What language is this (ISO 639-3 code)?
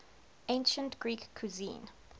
eng